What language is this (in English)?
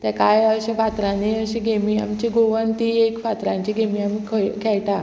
Konkani